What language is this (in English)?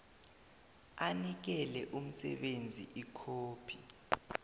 South Ndebele